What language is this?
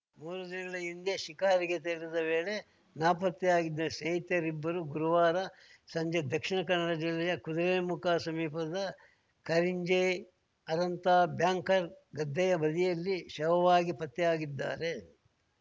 Kannada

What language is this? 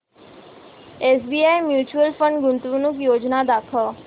Marathi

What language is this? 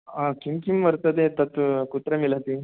Sanskrit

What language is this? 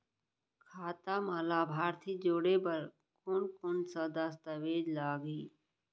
Chhattisgarhi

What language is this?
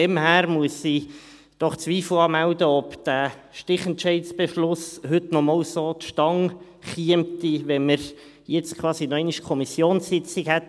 Swiss German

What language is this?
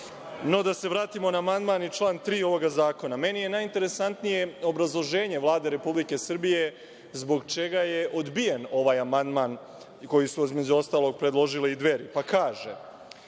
Serbian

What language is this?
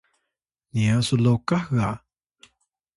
Atayal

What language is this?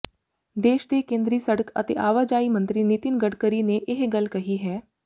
Punjabi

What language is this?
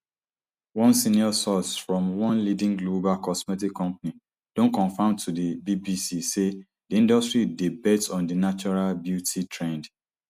Nigerian Pidgin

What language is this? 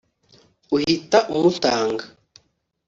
Kinyarwanda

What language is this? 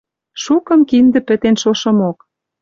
Western Mari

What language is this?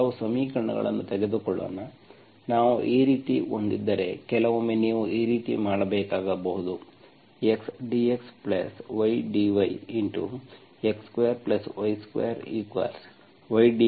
Kannada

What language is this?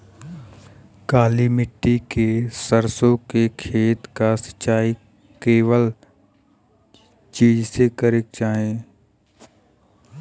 Bhojpuri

